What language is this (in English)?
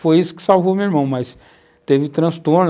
Portuguese